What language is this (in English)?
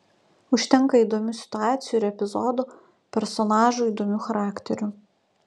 Lithuanian